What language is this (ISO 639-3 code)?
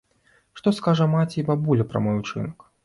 bel